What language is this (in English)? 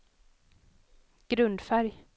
Swedish